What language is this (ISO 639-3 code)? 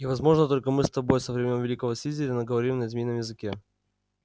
rus